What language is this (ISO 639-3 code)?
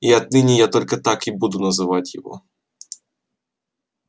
rus